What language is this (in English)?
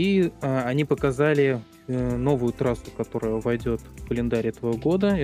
Russian